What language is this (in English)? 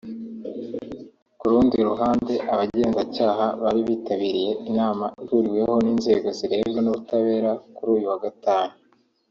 Kinyarwanda